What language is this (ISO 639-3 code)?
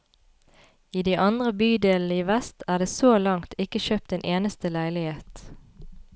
nor